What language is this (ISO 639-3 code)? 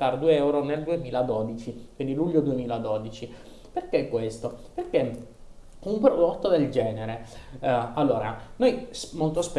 ita